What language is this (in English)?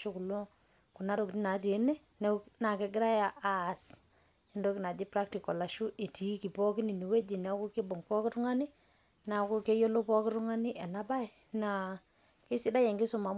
Masai